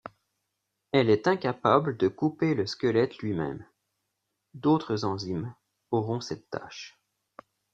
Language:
French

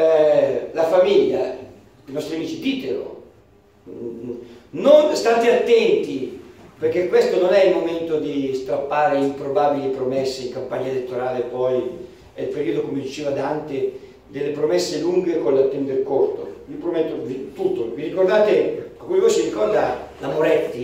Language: Italian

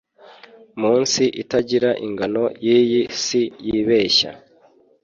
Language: Kinyarwanda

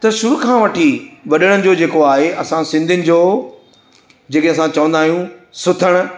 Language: Sindhi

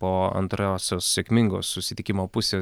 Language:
Lithuanian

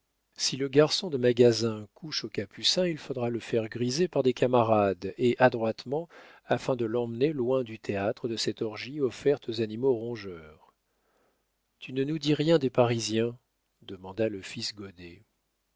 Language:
French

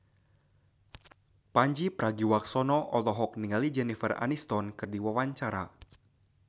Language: Sundanese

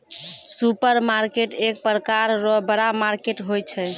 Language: Maithili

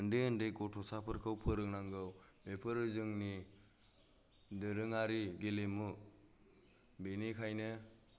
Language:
Bodo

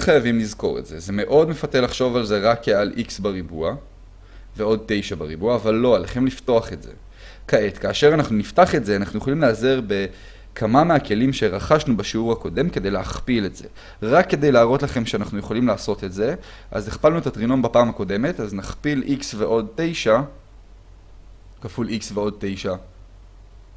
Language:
Hebrew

